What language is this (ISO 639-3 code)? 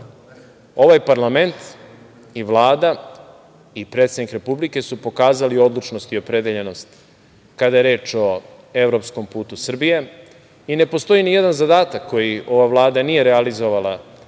srp